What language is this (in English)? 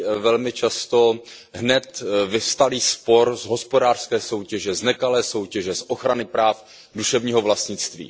Czech